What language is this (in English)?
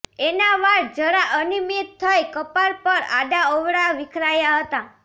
Gujarati